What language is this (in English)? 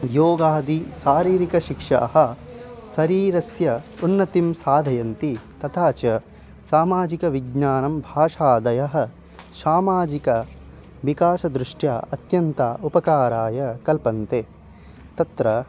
Sanskrit